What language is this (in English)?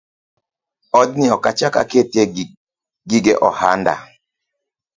Luo (Kenya and Tanzania)